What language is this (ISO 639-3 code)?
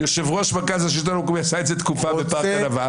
heb